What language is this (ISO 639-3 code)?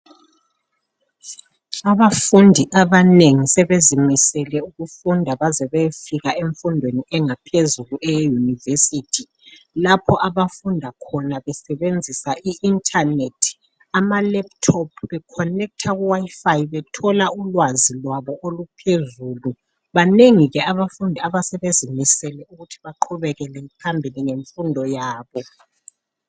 nde